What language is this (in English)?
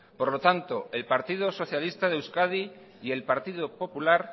Spanish